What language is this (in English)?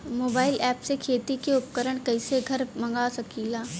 Bhojpuri